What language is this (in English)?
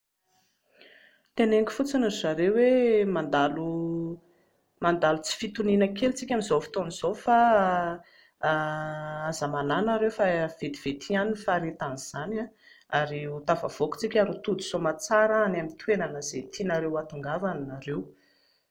Malagasy